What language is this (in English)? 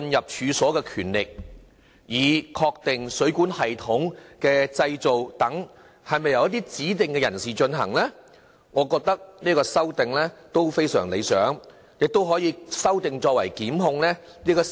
Cantonese